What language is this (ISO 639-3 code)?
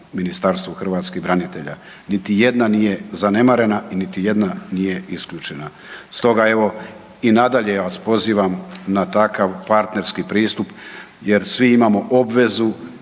hrv